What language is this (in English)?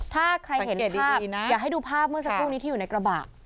Thai